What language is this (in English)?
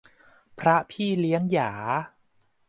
Thai